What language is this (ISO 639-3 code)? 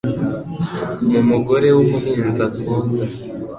kin